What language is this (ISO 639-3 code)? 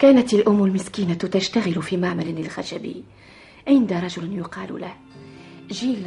ara